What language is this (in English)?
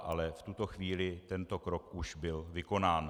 Czech